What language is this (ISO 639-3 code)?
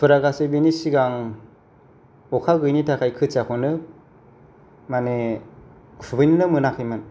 brx